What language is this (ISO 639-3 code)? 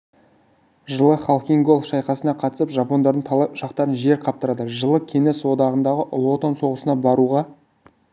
kaz